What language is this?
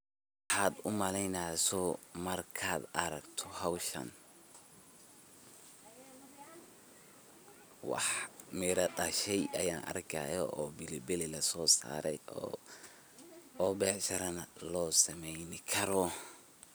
Somali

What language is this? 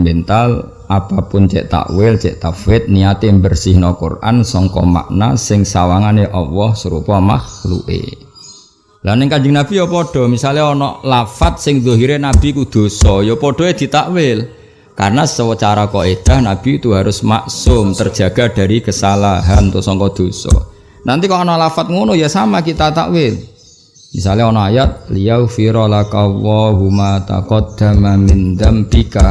Indonesian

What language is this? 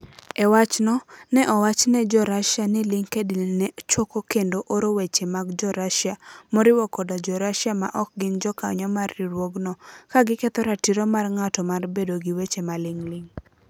Luo (Kenya and Tanzania)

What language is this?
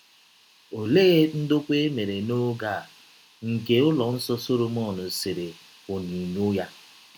Igbo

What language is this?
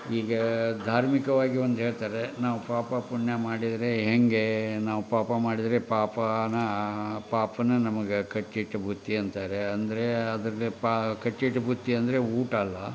Kannada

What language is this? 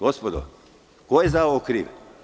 Serbian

